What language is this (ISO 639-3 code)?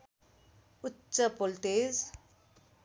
nep